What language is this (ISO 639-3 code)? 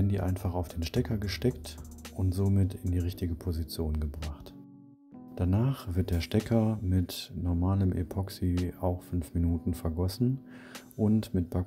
deu